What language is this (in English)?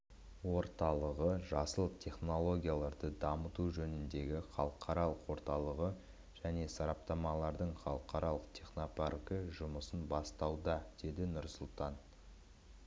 Kazakh